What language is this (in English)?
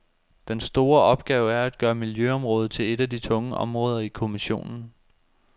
Danish